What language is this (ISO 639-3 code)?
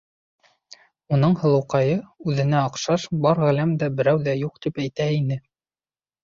bak